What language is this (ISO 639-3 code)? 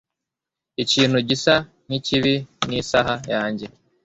kin